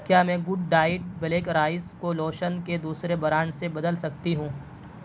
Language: Urdu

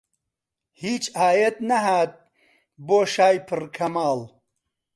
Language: Central Kurdish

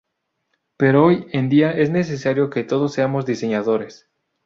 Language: Spanish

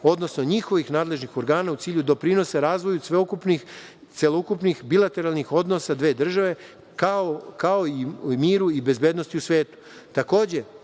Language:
Serbian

